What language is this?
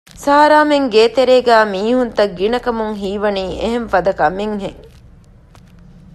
Divehi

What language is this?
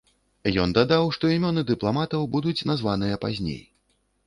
Belarusian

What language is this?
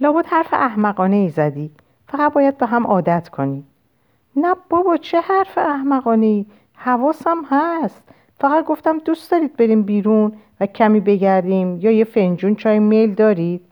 Persian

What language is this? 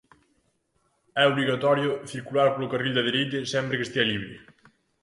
Galician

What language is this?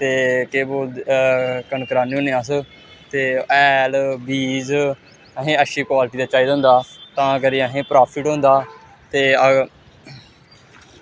Dogri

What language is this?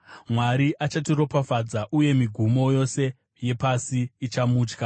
Shona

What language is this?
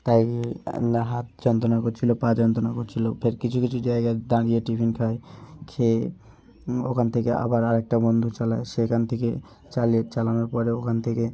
Bangla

